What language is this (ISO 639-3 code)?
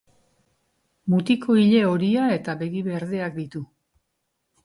eus